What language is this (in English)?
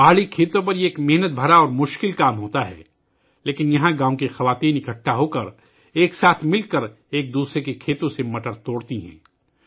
Urdu